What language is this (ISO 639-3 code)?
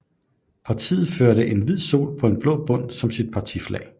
dan